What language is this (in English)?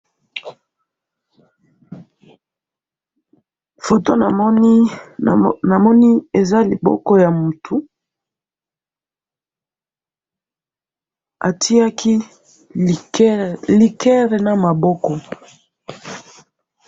Lingala